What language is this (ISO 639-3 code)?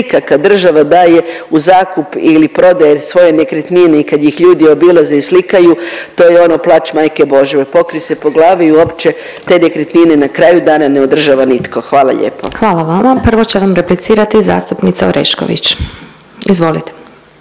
hrv